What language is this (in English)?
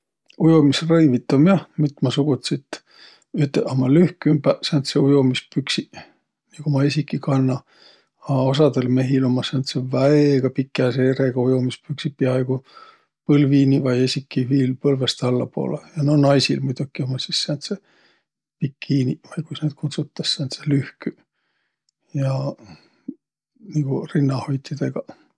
Võro